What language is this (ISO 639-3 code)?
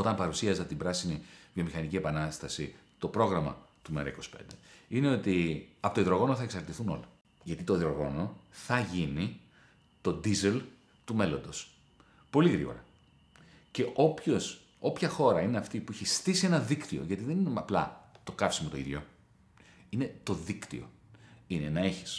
ell